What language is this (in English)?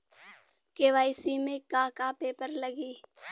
Bhojpuri